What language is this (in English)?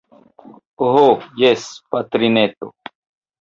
Esperanto